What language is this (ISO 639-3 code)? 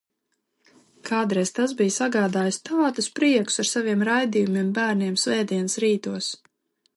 lav